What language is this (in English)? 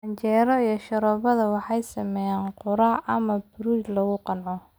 Somali